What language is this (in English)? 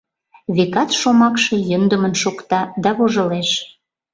Mari